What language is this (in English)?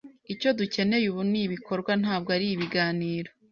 Kinyarwanda